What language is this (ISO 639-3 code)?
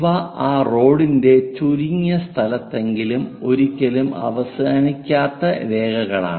mal